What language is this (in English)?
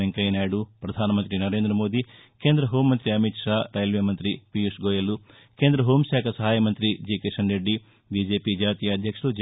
Telugu